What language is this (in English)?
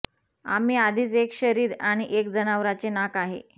Marathi